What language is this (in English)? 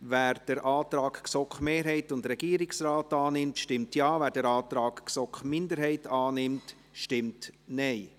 Swiss German